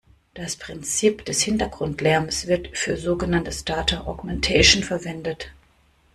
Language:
German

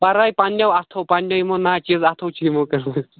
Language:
Kashmiri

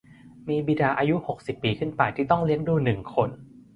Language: Thai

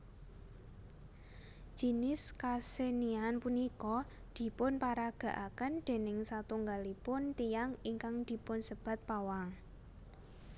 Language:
Javanese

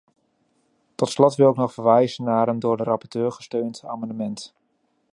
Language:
Dutch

